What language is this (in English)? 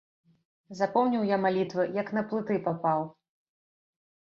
Belarusian